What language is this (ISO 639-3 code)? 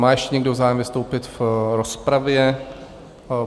ces